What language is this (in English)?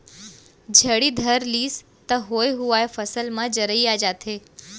Chhattisgarhi